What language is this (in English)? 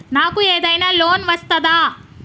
Telugu